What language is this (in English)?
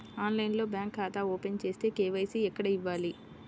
Telugu